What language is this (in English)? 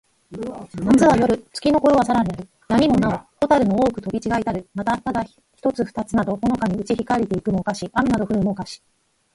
Japanese